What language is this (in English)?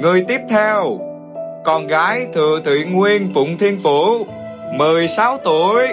Vietnamese